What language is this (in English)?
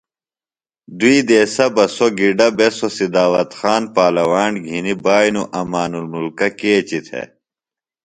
Phalura